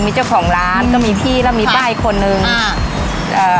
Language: Thai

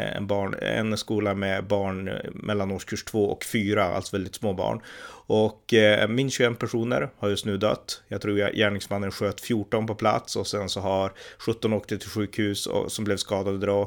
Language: Swedish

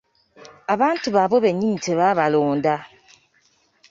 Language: Ganda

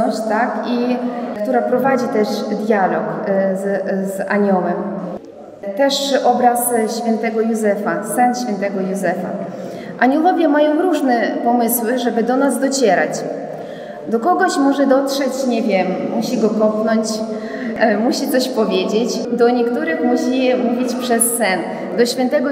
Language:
Polish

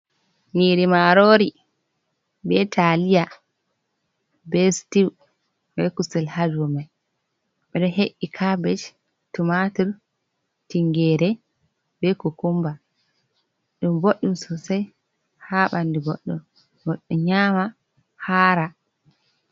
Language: Fula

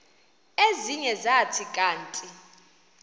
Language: Xhosa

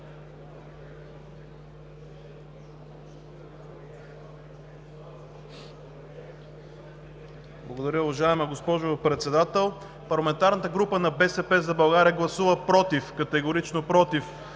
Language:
Bulgarian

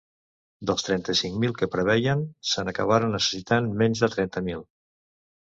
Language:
Catalan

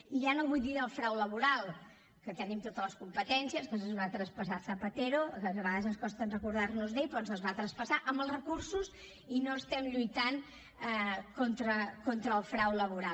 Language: Catalan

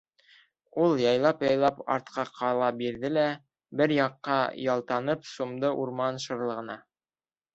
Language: Bashkir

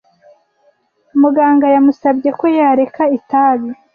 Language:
Kinyarwanda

